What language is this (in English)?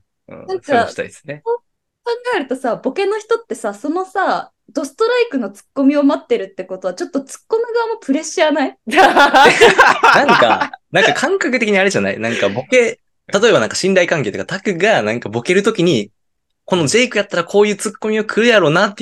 Japanese